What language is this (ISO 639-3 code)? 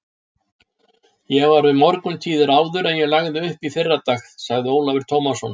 isl